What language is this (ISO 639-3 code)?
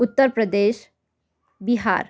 nep